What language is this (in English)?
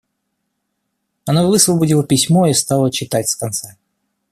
Russian